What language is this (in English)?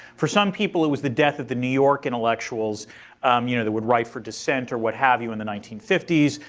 English